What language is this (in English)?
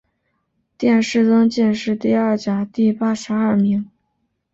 Chinese